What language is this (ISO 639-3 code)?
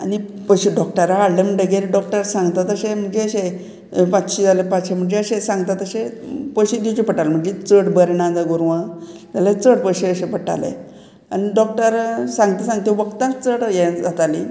kok